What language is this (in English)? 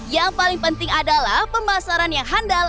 Indonesian